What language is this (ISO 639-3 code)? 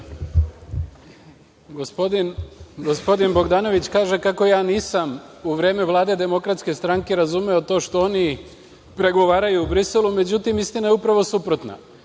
srp